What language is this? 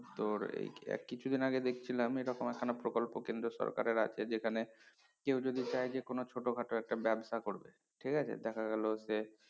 Bangla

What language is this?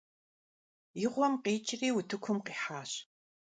Kabardian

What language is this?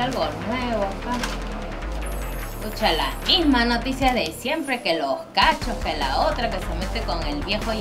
Spanish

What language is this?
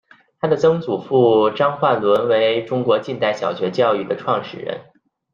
Chinese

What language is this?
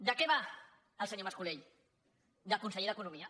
Catalan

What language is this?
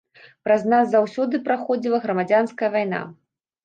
Belarusian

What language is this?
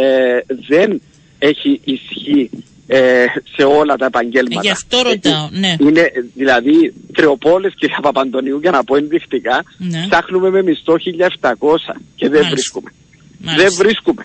Greek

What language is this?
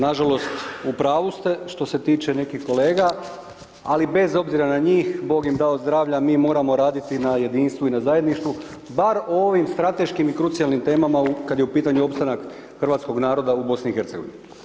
Croatian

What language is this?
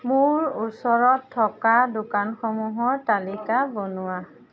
Assamese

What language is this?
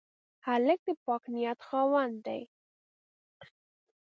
Pashto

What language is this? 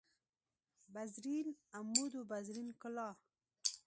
Pashto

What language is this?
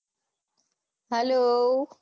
Gujarati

